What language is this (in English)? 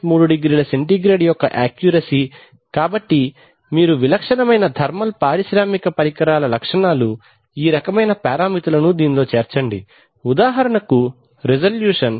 Telugu